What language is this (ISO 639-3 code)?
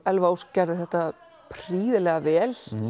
isl